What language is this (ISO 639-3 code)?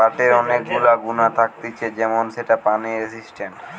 ben